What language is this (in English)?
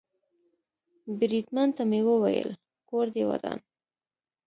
Pashto